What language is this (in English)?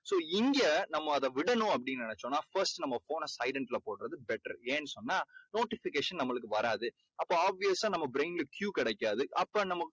Tamil